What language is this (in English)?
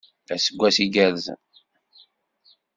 Kabyle